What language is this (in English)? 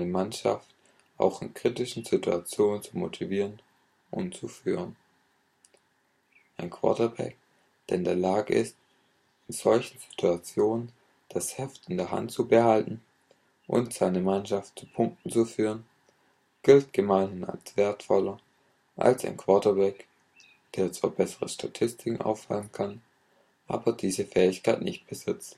German